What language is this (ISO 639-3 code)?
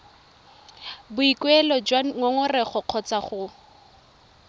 tsn